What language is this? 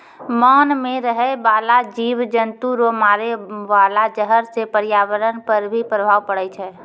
Maithili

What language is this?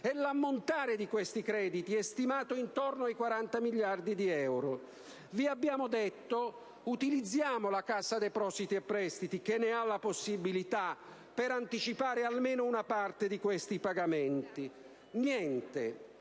Italian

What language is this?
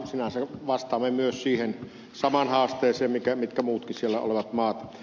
Finnish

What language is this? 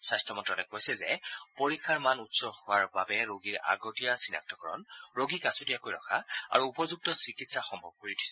Assamese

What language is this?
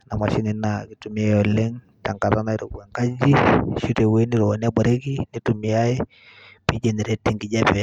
Masai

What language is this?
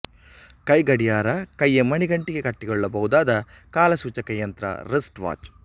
Kannada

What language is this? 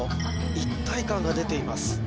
Japanese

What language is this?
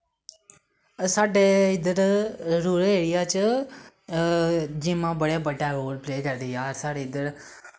Dogri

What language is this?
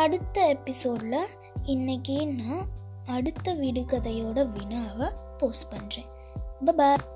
Tamil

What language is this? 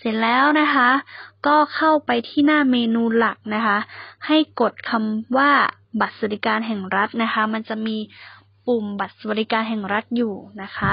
Thai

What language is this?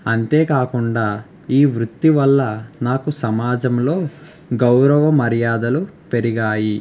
Telugu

